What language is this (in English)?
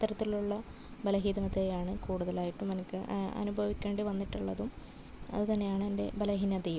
Malayalam